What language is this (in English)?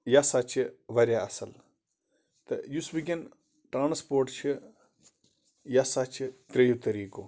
Kashmiri